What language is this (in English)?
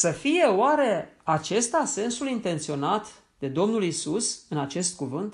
Romanian